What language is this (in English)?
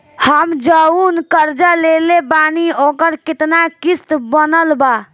Bhojpuri